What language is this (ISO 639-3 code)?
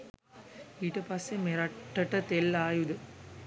sin